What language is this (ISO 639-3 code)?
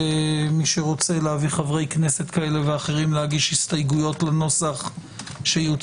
heb